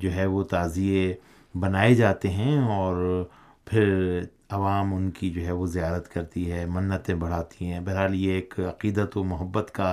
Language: Urdu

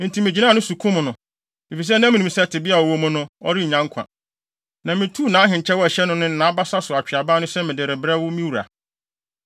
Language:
Akan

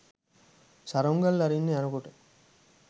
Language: Sinhala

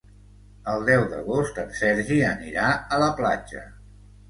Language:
Catalan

